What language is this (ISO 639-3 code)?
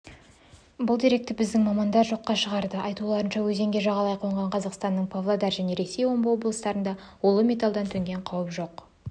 kaz